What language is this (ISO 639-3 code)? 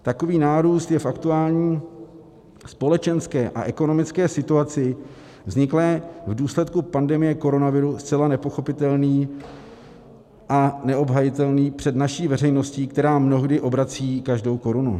ces